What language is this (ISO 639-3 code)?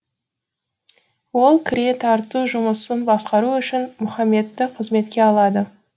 kaz